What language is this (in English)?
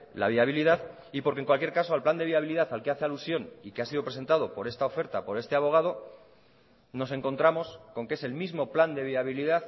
Spanish